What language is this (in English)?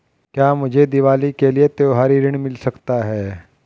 Hindi